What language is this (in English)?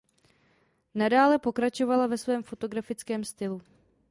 Czech